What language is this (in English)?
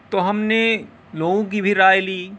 Urdu